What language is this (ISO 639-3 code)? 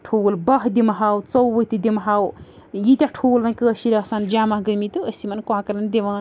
kas